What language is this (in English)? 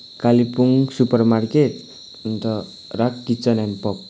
Nepali